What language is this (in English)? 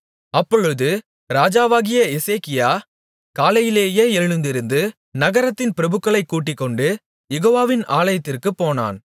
Tamil